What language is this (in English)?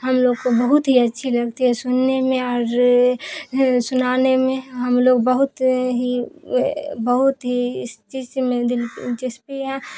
Urdu